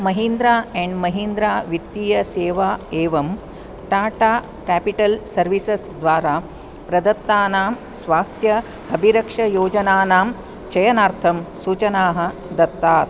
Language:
Sanskrit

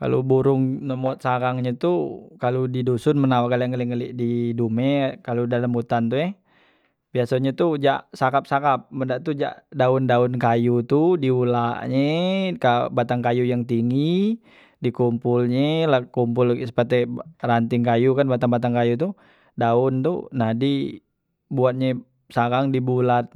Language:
Musi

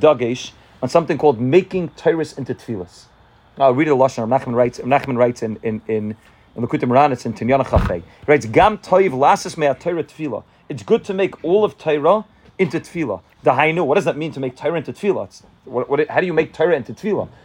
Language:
English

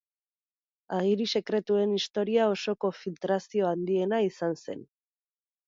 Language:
Basque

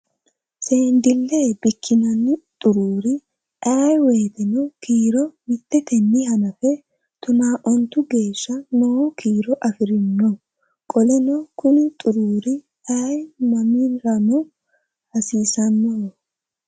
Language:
Sidamo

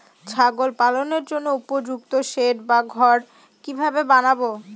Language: Bangla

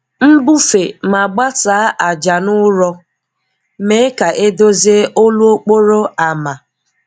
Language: Igbo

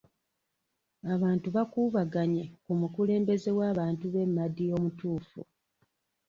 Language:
Ganda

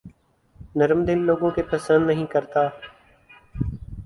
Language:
Urdu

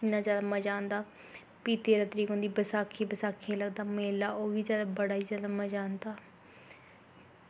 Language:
Dogri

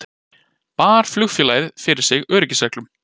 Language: Icelandic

